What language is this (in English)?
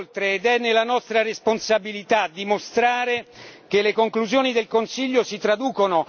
Italian